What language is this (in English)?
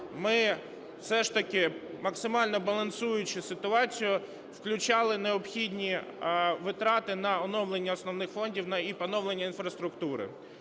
Ukrainian